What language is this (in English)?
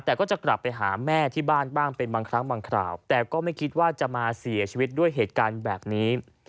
Thai